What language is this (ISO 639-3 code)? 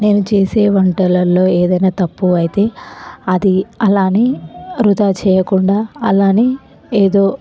tel